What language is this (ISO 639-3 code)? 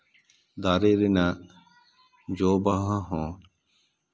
sat